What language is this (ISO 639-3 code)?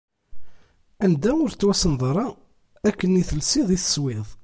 kab